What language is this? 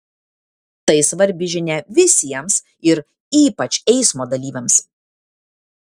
Lithuanian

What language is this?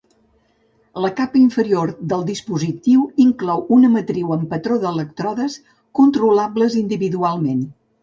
Catalan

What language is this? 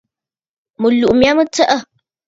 Bafut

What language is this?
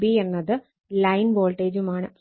Malayalam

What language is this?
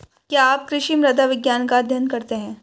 Hindi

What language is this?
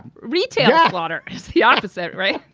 English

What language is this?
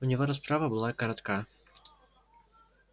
Russian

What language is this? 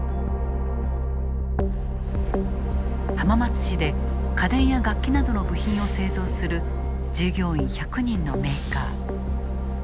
Japanese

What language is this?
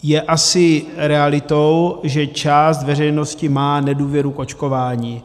Czech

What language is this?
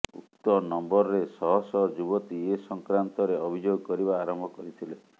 Odia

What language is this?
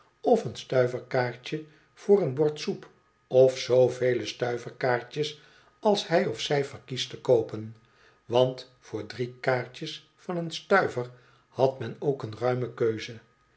Dutch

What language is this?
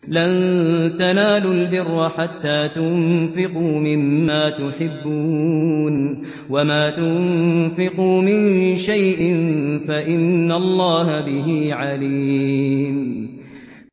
Arabic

